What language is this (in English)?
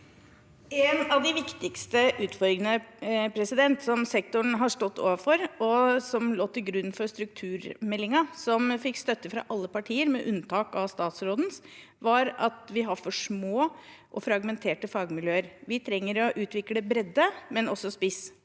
Norwegian